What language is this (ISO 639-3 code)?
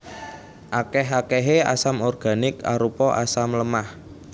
jav